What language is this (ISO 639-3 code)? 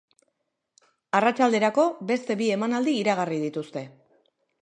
eus